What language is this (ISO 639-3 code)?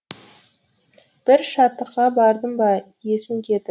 kaz